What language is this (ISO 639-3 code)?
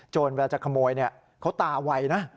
tha